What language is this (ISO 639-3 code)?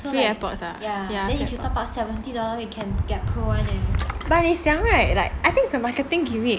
eng